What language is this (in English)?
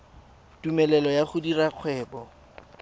Tswana